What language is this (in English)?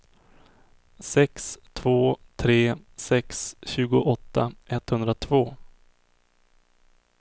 Swedish